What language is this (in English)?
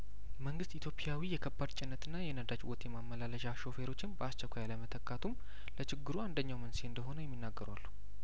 Amharic